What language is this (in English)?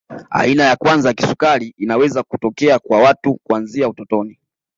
Swahili